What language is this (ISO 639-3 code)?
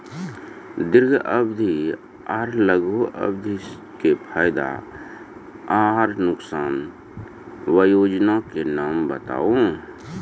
mai